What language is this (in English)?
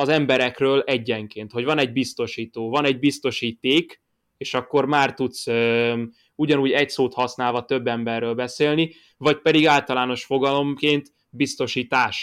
Hungarian